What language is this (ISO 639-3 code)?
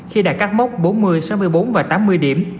vie